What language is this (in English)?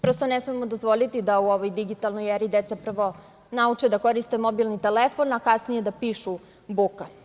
Serbian